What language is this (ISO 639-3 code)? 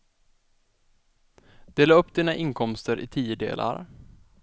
swe